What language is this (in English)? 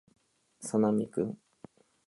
Japanese